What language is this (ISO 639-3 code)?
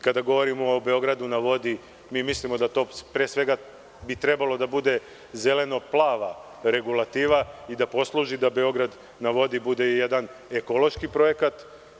srp